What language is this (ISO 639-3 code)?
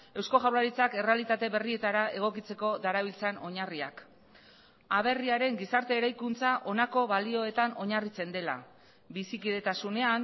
eus